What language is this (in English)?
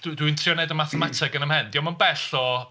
Welsh